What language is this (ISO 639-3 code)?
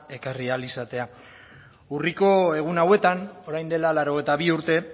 eus